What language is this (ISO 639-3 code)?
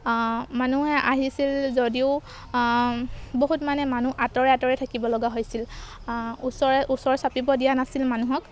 asm